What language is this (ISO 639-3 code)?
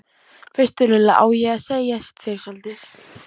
isl